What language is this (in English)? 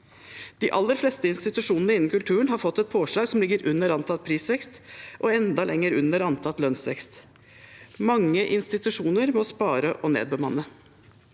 Norwegian